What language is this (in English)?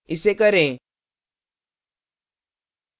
Hindi